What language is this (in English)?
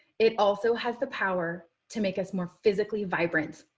English